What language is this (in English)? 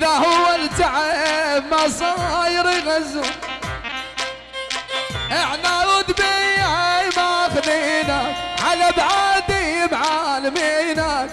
Arabic